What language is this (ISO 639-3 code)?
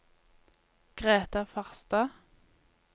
nor